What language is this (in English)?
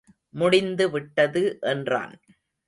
Tamil